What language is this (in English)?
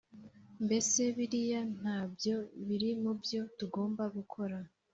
Kinyarwanda